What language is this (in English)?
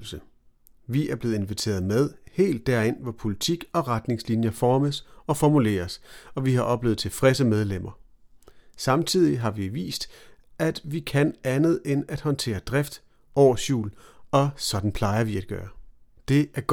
Danish